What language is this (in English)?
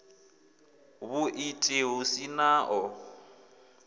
Venda